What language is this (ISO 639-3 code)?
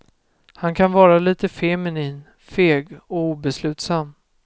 swe